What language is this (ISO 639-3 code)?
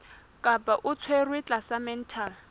sot